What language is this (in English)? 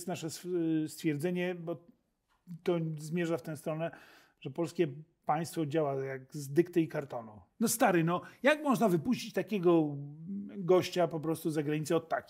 Polish